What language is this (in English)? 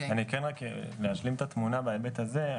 Hebrew